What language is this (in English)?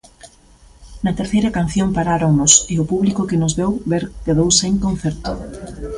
Galician